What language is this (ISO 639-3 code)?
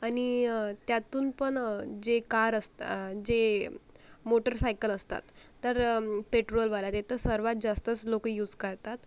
mar